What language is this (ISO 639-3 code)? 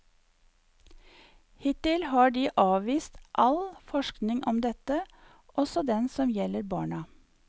nor